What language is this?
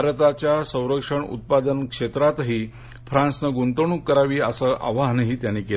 Marathi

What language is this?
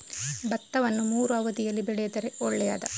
Kannada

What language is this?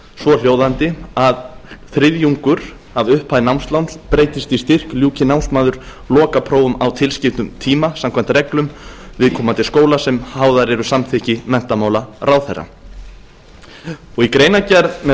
Icelandic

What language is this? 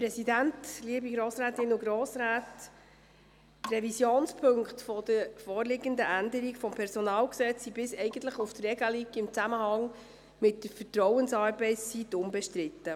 Swiss German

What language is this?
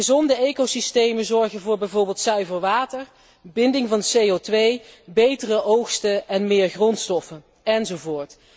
Dutch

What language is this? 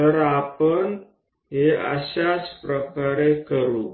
Gujarati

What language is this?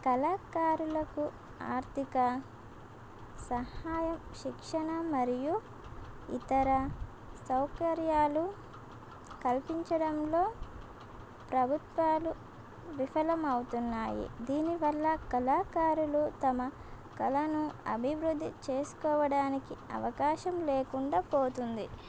Telugu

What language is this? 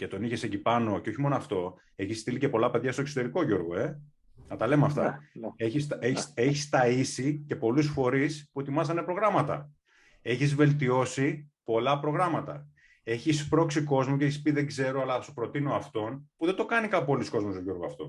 Greek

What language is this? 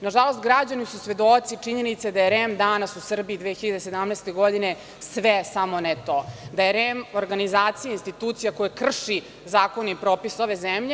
Serbian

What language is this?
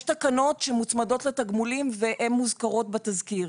Hebrew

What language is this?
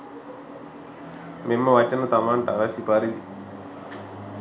Sinhala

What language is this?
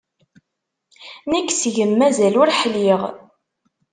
Kabyle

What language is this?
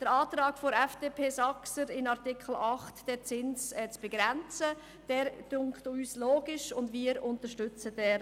Swiss German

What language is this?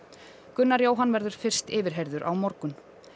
Icelandic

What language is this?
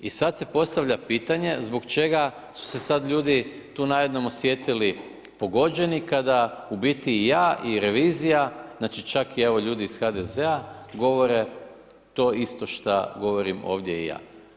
Croatian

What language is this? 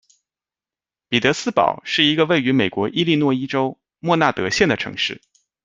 Chinese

